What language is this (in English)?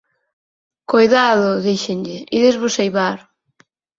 Galician